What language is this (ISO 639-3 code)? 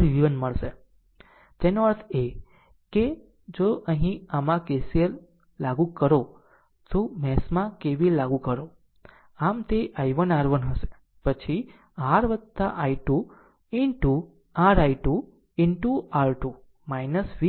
guj